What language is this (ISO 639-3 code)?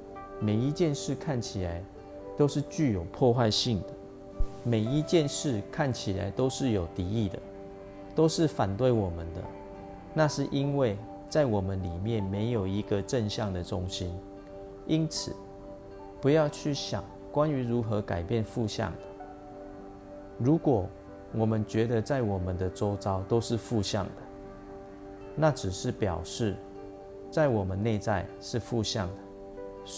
zho